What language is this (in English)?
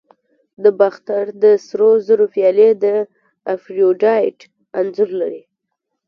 Pashto